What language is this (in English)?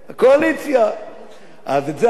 Hebrew